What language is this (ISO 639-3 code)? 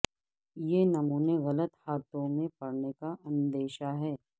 urd